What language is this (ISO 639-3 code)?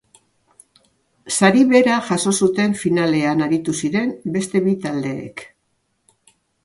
eus